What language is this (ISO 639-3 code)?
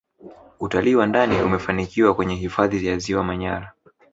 swa